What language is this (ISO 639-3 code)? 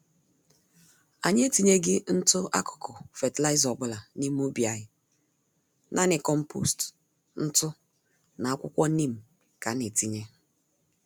ibo